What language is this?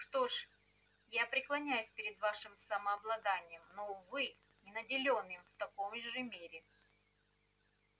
Russian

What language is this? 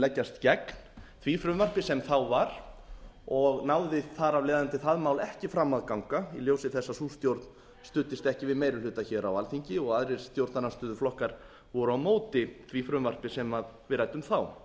Icelandic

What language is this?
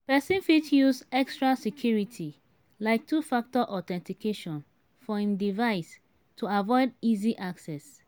Nigerian Pidgin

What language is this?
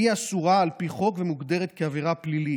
Hebrew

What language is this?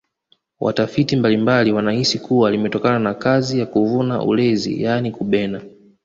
Swahili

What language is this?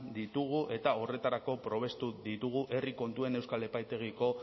Basque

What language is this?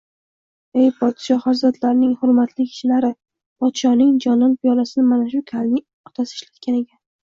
Uzbek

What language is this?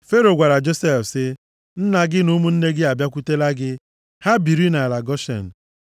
Igbo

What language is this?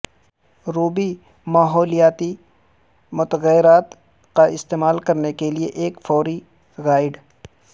Urdu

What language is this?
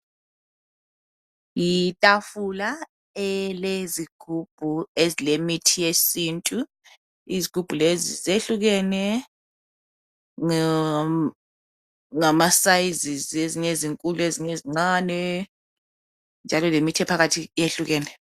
North Ndebele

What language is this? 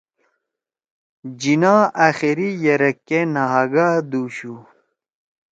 Torwali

